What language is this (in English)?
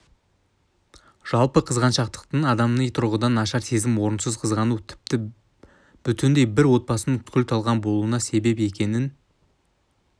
Kazakh